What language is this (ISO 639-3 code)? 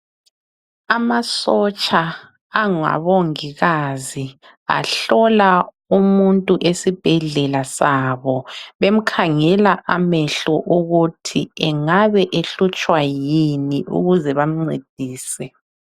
nde